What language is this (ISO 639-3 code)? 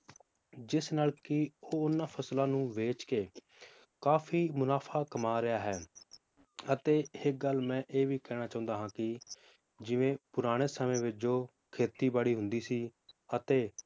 pan